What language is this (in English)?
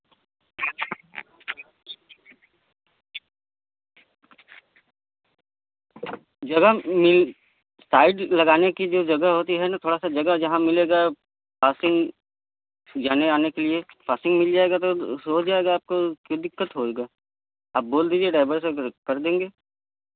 Hindi